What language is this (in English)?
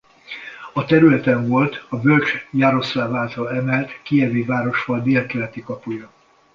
Hungarian